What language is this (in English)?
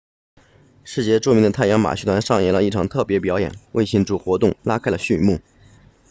Chinese